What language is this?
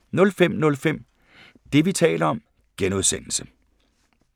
Danish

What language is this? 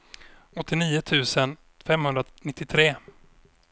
Swedish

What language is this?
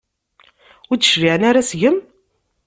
Kabyle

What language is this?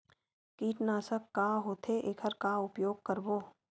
Chhattisgarhi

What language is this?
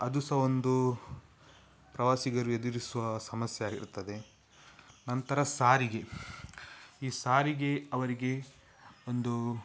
Kannada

